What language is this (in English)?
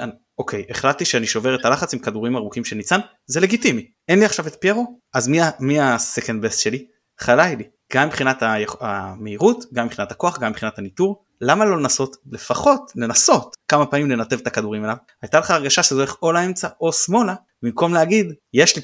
Hebrew